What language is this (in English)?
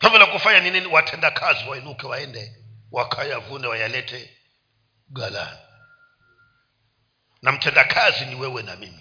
Swahili